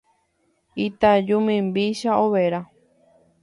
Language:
Guarani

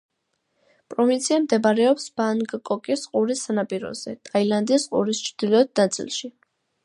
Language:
Georgian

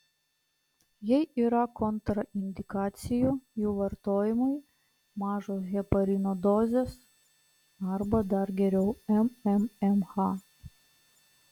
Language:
Lithuanian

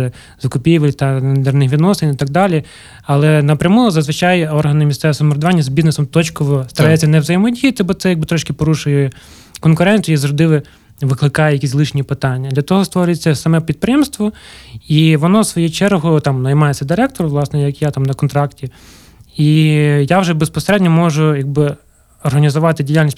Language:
Ukrainian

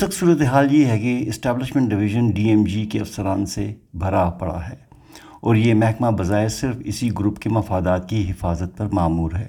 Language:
Urdu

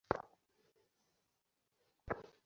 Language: Bangla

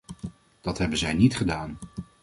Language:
Dutch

